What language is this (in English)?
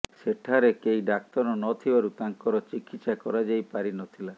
Odia